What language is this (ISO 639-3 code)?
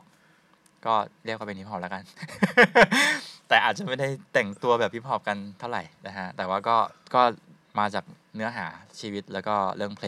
tha